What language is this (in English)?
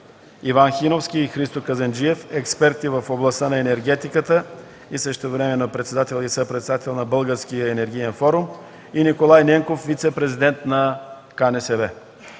Bulgarian